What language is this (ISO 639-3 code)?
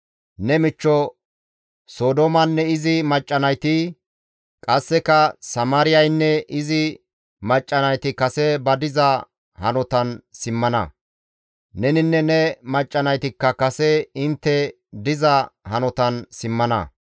gmv